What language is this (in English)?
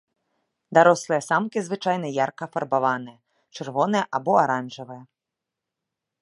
Belarusian